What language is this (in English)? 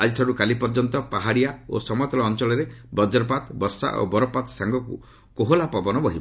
Odia